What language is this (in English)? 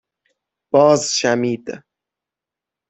Persian